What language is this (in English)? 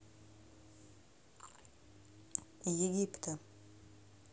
Russian